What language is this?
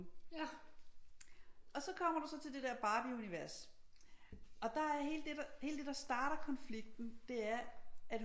Danish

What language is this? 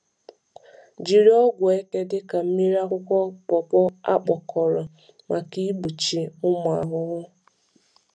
Igbo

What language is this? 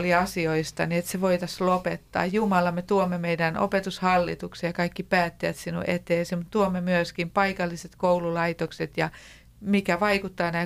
Finnish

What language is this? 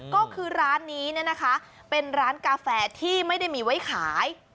Thai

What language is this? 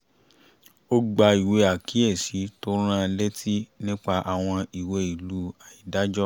Yoruba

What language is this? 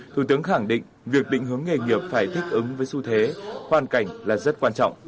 Vietnamese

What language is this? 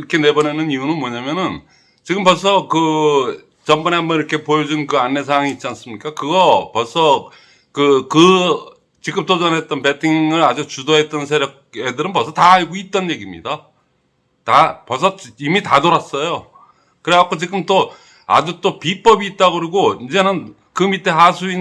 Korean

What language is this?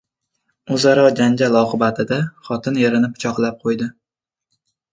Uzbek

